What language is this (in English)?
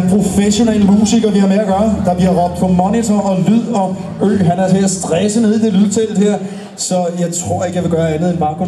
Danish